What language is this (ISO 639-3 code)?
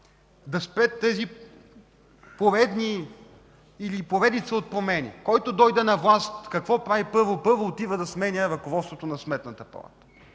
bul